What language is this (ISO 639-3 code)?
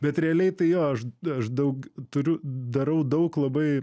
lit